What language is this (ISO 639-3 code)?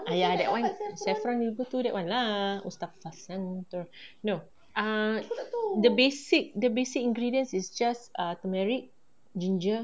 eng